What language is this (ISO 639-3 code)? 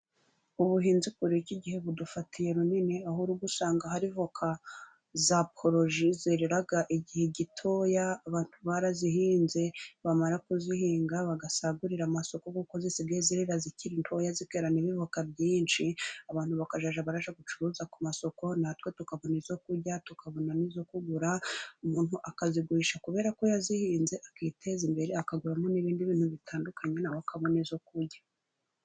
kin